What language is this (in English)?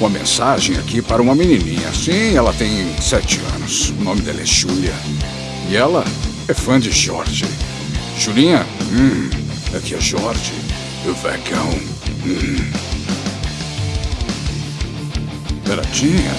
Portuguese